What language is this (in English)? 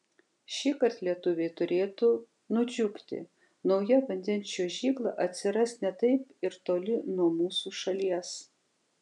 Lithuanian